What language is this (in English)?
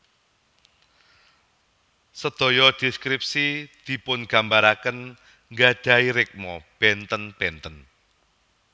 Javanese